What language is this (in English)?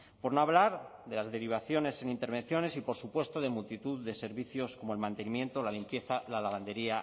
Spanish